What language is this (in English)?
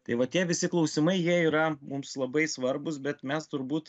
Lithuanian